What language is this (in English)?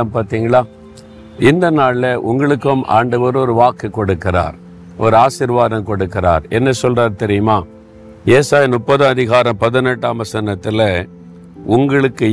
Tamil